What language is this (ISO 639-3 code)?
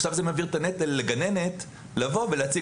heb